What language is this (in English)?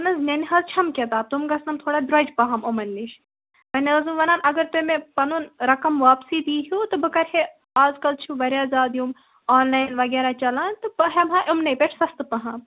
Kashmiri